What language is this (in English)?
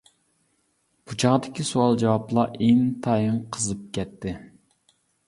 Uyghur